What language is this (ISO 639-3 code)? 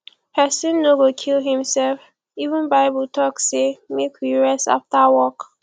pcm